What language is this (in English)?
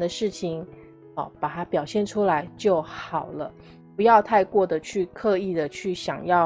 Chinese